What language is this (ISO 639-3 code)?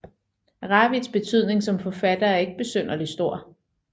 dan